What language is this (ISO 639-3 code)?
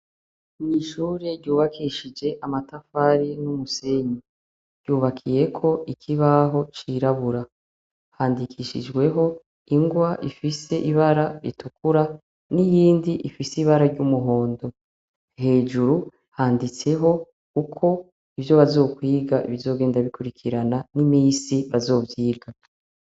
run